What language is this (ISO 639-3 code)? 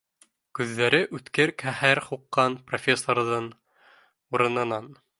bak